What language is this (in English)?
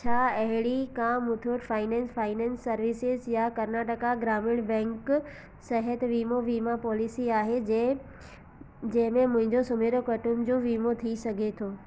Sindhi